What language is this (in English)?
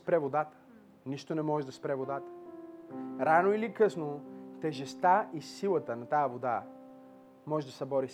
Bulgarian